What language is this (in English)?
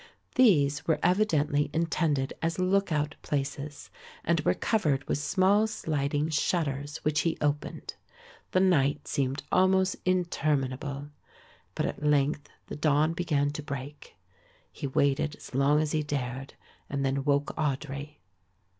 English